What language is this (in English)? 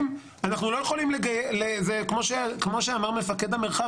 Hebrew